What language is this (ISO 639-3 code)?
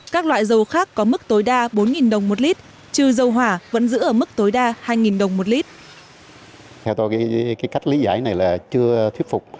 vie